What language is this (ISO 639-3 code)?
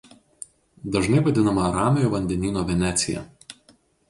lit